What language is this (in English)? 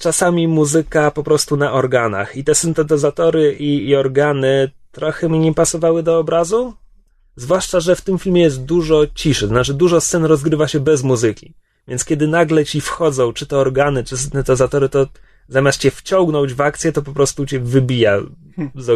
Polish